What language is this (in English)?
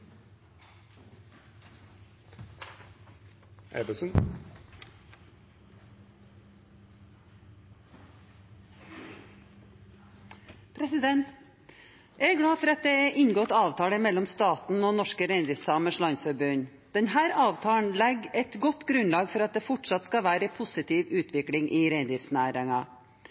Norwegian